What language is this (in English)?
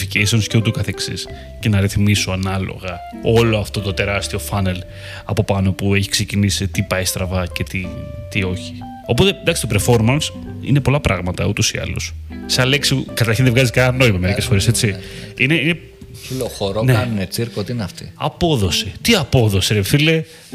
Greek